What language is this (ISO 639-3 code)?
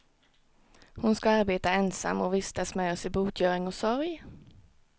swe